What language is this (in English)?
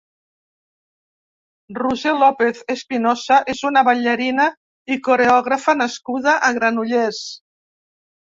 Catalan